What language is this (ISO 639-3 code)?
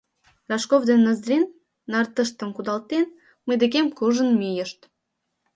chm